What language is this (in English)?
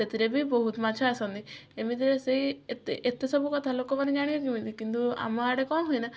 Odia